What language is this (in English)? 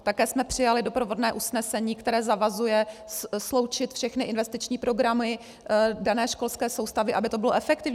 Czech